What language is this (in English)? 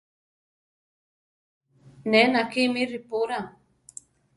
Central Tarahumara